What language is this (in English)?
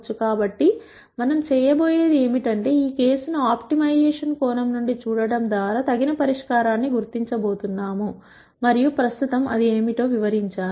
Telugu